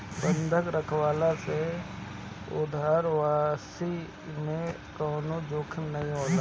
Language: Bhojpuri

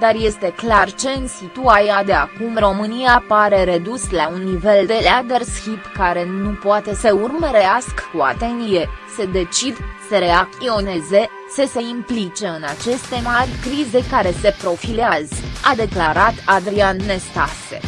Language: Romanian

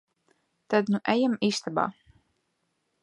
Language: Latvian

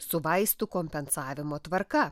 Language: Lithuanian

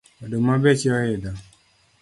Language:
Luo (Kenya and Tanzania)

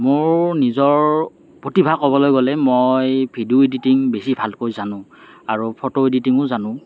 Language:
Assamese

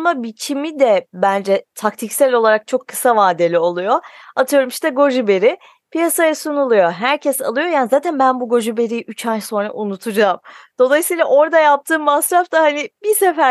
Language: Turkish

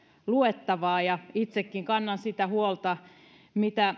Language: Finnish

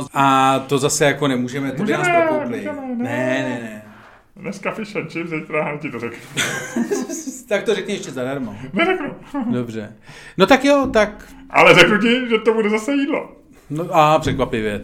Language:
Czech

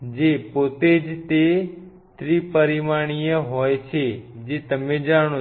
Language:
Gujarati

